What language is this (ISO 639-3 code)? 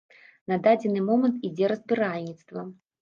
bel